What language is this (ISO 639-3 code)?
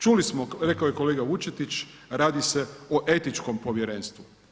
hrv